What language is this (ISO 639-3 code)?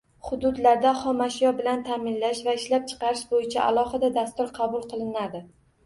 uzb